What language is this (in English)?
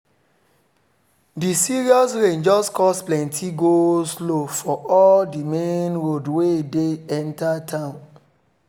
Nigerian Pidgin